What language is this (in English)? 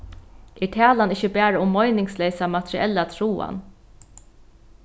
Faroese